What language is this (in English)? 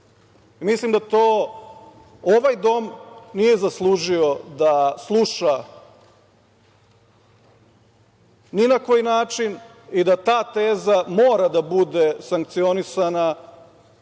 Serbian